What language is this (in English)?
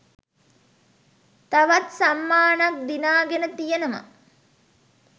Sinhala